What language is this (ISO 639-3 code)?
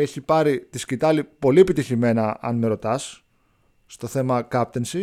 ell